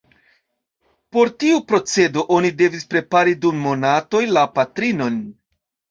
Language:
Esperanto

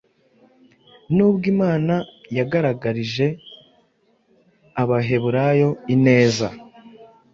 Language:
Kinyarwanda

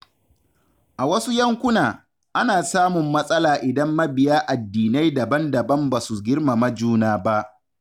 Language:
Hausa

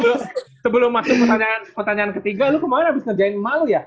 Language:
Indonesian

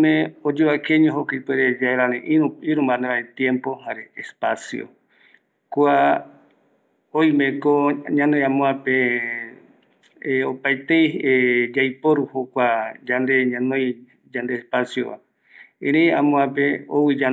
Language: Eastern Bolivian Guaraní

